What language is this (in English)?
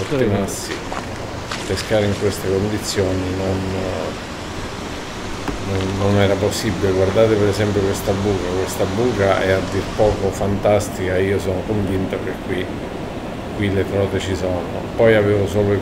Italian